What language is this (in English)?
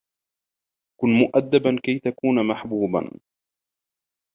Arabic